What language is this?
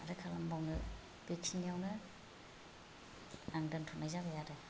Bodo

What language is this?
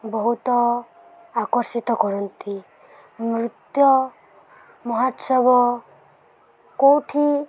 Odia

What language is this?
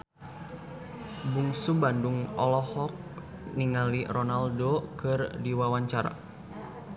Sundanese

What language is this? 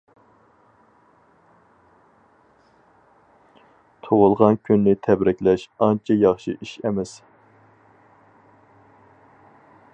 Uyghur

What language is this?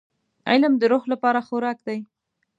Pashto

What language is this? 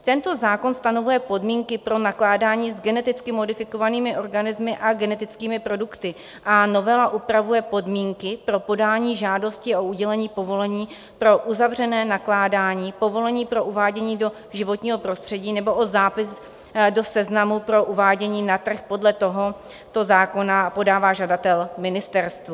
Czech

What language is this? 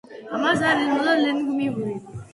Georgian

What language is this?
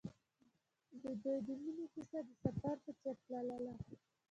Pashto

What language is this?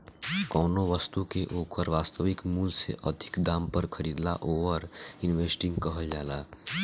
Bhojpuri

